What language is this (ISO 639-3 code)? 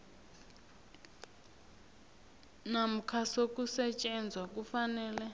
nbl